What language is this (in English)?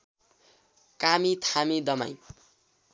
Nepali